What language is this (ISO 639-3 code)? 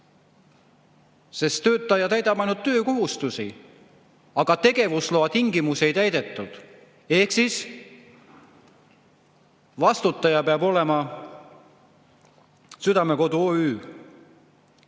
est